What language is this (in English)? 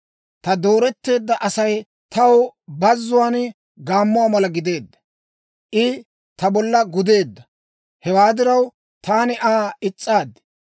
Dawro